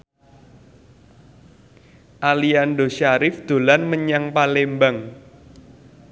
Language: Javanese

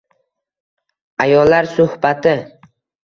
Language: Uzbek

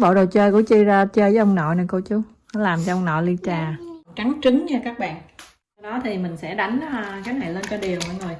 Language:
Vietnamese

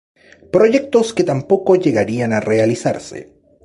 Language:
Spanish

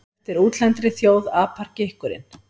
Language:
Icelandic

